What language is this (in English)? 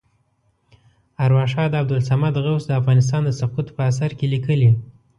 Pashto